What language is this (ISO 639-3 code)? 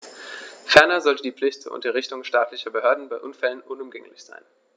deu